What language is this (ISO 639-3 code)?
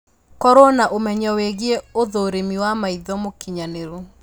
kik